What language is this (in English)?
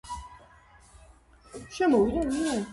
Georgian